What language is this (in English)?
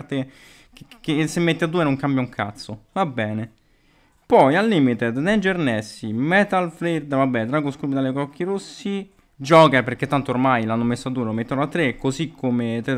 Italian